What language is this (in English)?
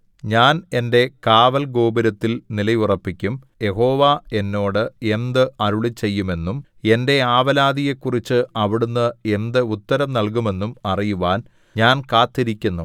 Malayalam